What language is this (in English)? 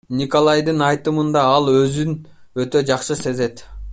Kyrgyz